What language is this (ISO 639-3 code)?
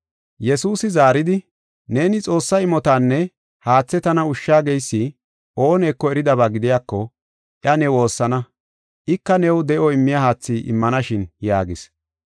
gof